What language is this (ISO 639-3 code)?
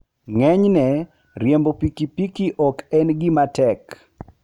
luo